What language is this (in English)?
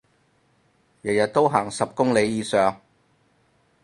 Cantonese